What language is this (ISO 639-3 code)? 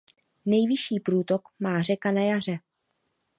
ces